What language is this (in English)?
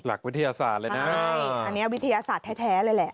Thai